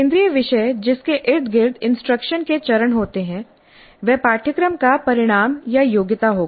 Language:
Hindi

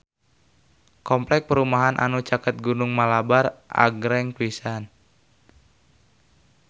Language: Sundanese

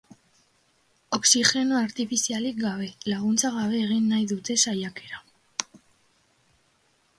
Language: Basque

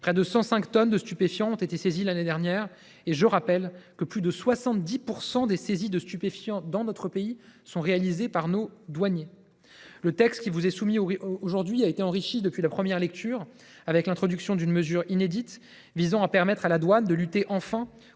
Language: French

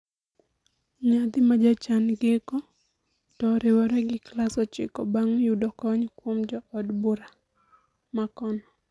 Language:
Luo (Kenya and Tanzania)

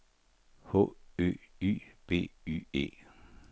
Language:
Danish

